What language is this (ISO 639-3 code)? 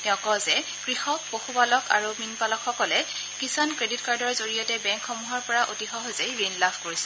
asm